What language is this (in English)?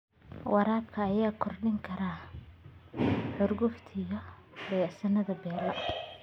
Somali